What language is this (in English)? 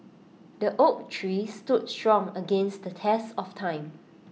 English